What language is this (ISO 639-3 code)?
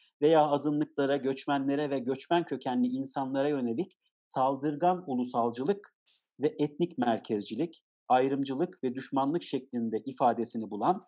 tur